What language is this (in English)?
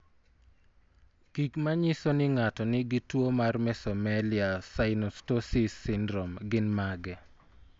Luo (Kenya and Tanzania)